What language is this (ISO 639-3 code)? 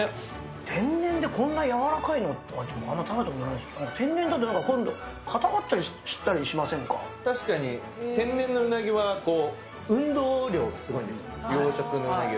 jpn